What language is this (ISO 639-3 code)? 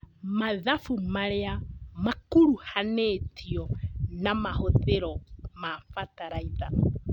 kik